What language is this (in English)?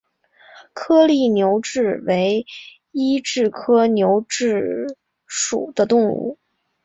Chinese